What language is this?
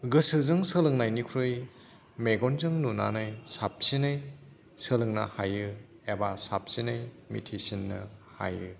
Bodo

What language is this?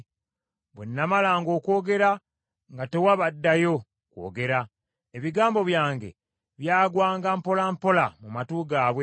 Ganda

